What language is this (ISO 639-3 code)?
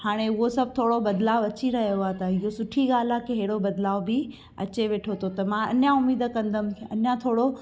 snd